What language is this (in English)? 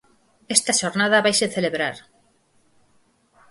Galician